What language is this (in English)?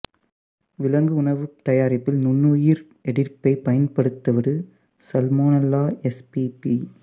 Tamil